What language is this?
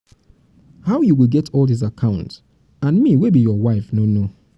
Nigerian Pidgin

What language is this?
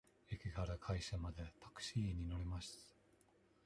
Japanese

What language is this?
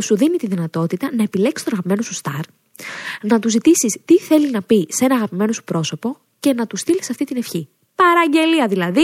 Greek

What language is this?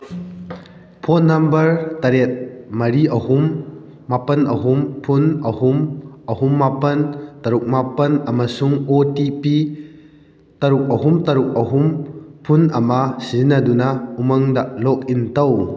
Manipuri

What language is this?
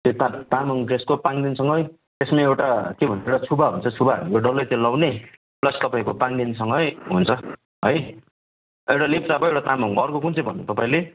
Nepali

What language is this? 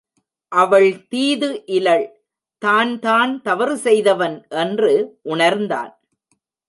Tamil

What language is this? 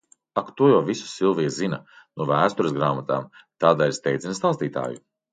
Latvian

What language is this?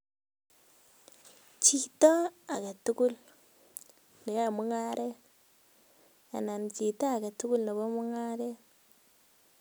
Kalenjin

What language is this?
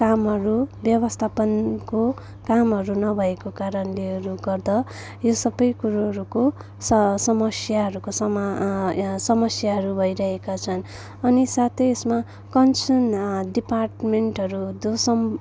Nepali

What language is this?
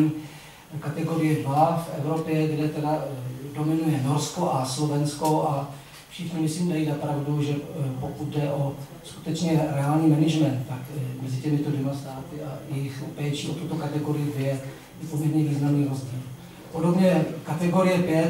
Czech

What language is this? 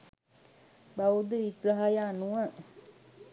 Sinhala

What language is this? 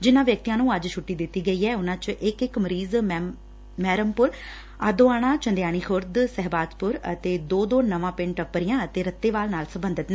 Punjabi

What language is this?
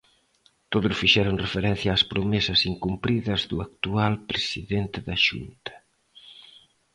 Galician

